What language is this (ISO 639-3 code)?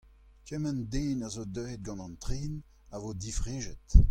bre